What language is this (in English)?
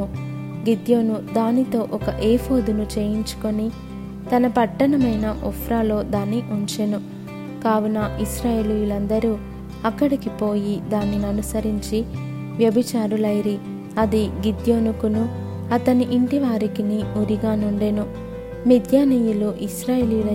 Telugu